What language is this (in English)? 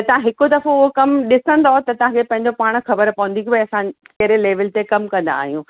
Sindhi